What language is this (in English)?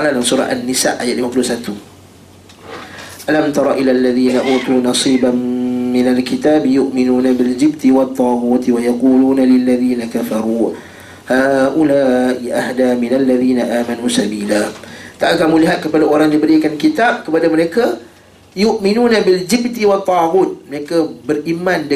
Malay